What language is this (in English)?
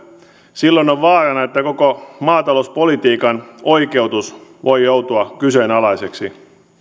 Finnish